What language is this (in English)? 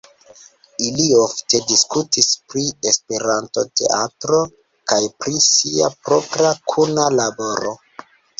Esperanto